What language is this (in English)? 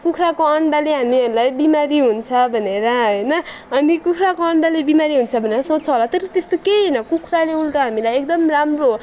Nepali